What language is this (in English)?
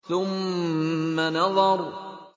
Arabic